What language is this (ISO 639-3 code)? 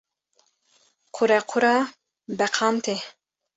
kur